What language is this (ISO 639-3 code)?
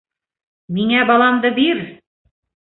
bak